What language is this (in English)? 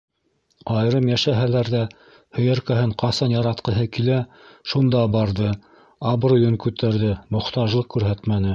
Bashkir